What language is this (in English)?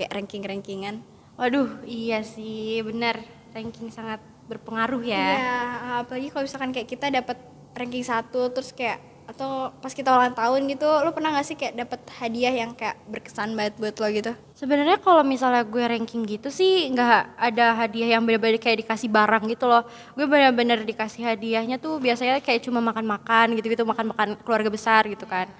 Indonesian